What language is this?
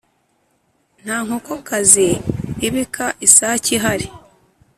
Kinyarwanda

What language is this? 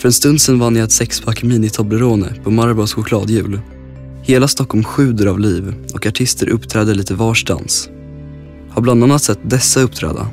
Swedish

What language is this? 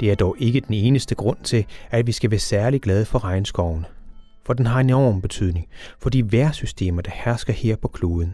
Danish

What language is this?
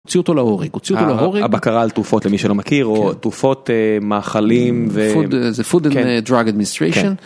Hebrew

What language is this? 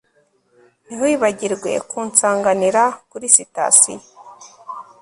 Kinyarwanda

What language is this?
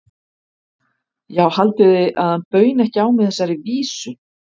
Icelandic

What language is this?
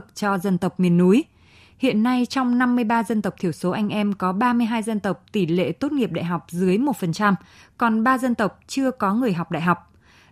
Vietnamese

